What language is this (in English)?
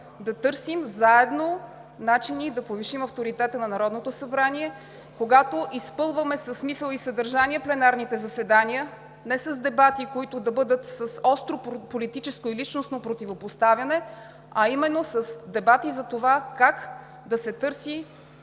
Bulgarian